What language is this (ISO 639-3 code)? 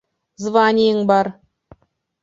bak